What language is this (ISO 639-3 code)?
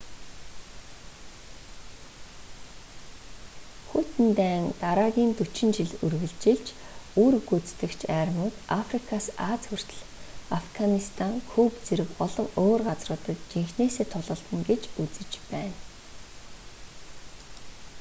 mon